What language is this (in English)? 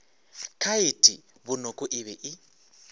Northern Sotho